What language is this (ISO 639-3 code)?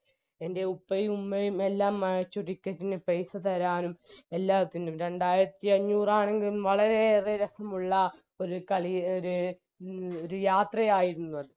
mal